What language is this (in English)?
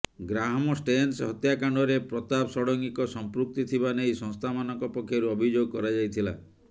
Odia